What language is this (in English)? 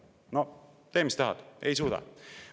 Estonian